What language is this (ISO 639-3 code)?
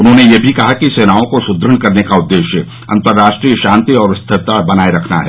hin